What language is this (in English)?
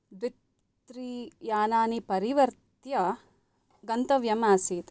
Sanskrit